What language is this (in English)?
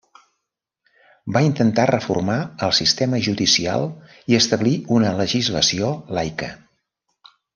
Catalan